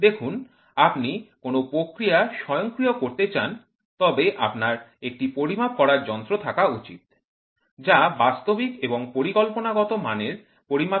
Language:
Bangla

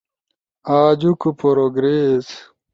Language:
Ushojo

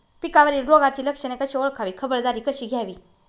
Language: Marathi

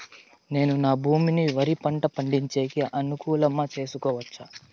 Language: Telugu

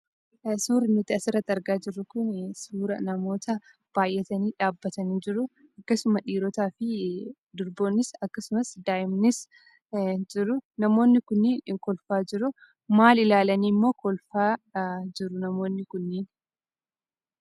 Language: Oromo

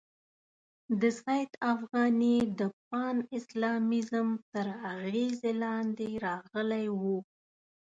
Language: Pashto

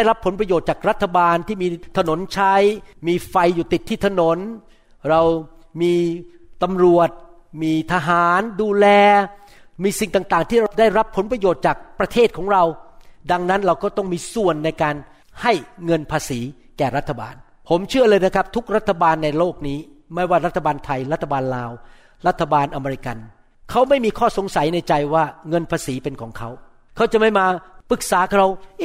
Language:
Thai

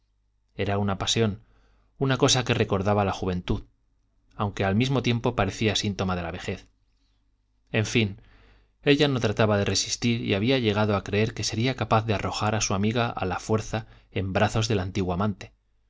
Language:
Spanish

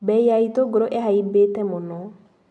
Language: Kikuyu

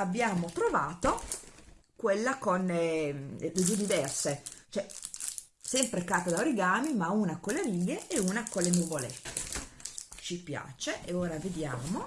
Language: Italian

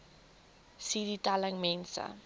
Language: Afrikaans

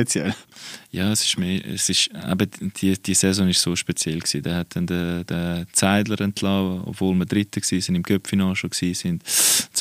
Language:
German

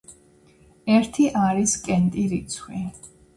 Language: Georgian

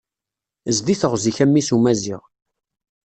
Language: Kabyle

